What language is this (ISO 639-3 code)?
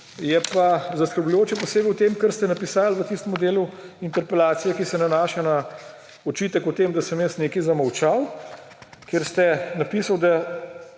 slv